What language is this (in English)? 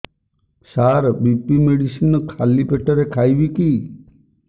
Odia